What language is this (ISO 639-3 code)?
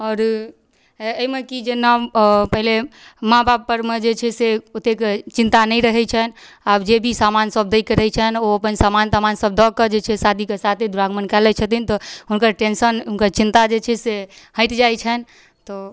mai